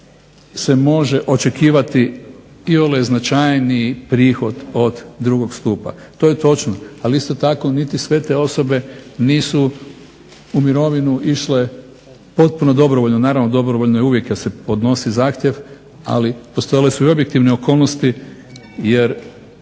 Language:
Croatian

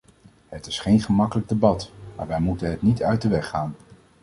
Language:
Dutch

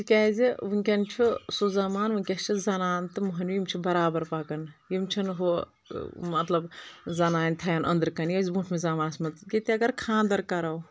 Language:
Kashmiri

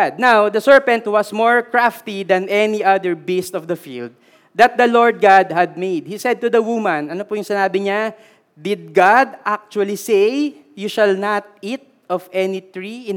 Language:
Filipino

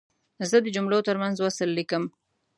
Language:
Pashto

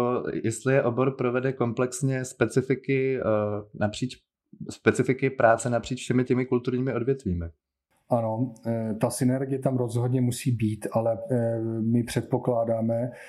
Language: Czech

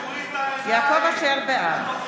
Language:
Hebrew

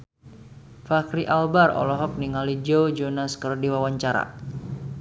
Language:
Sundanese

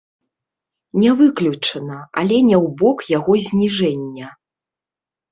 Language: Belarusian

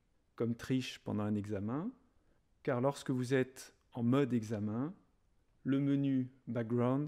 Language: French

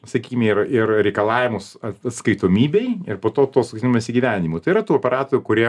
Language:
Lithuanian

